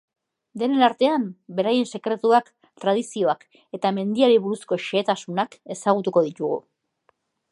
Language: Basque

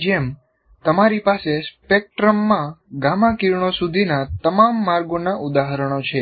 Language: Gujarati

